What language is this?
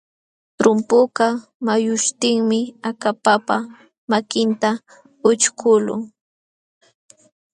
Jauja Wanca Quechua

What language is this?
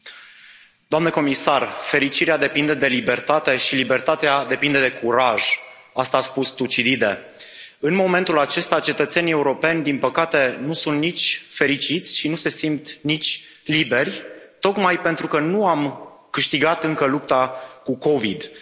Romanian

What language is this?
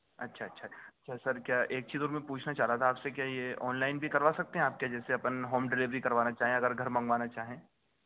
Urdu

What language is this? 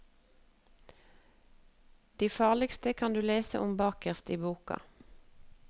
Norwegian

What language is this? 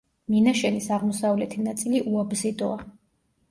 Georgian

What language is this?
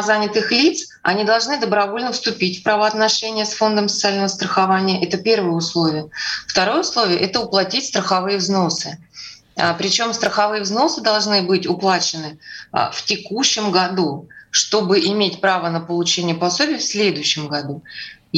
Russian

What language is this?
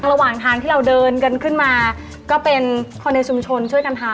Thai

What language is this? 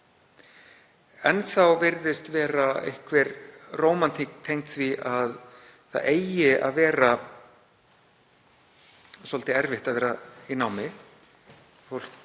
Icelandic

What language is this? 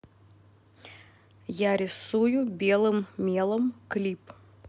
Russian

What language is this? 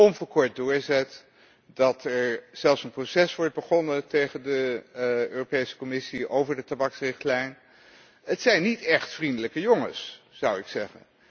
Dutch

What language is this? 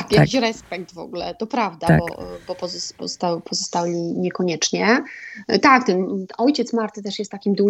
Polish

